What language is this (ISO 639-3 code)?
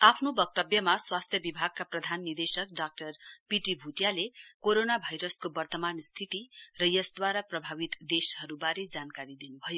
nep